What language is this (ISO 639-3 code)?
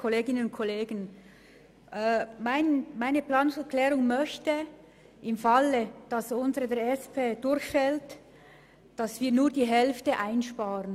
gsw